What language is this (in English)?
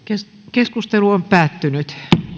Finnish